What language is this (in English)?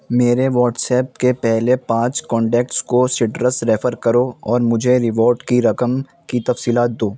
Urdu